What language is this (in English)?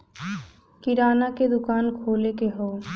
Bhojpuri